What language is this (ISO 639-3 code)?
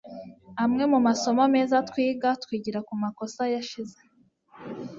kin